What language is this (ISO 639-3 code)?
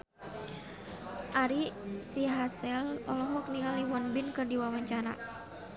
sun